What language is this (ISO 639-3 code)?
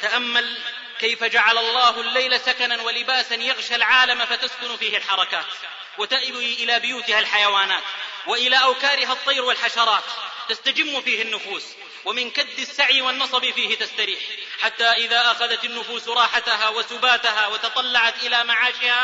ara